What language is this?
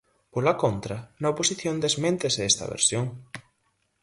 Galician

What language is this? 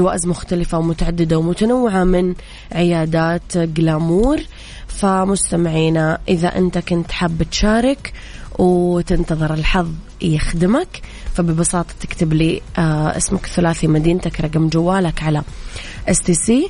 Arabic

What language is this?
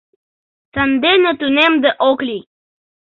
Mari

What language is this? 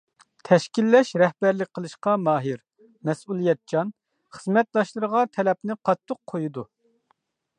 Uyghur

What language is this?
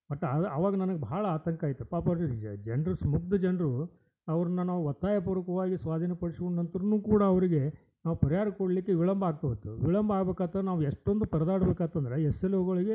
Kannada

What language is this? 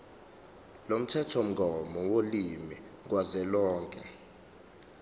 Zulu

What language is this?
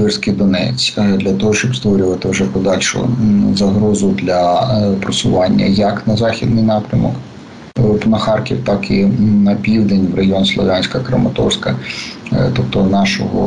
Ukrainian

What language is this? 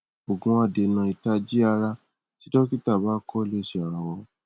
Yoruba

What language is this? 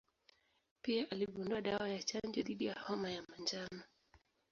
Swahili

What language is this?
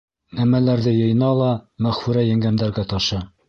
Bashkir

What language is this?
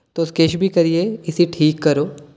Dogri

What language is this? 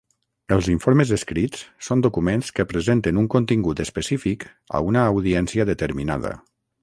Catalan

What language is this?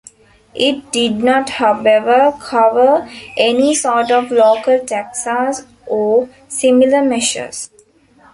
English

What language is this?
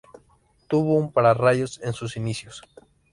Spanish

